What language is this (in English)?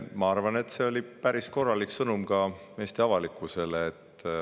Estonian